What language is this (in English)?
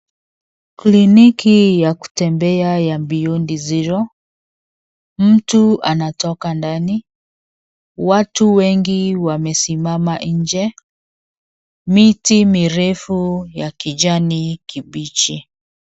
Swahili